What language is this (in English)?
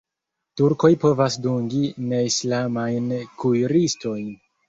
Esperanto